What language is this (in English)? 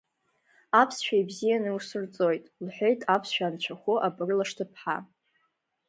Abkhazian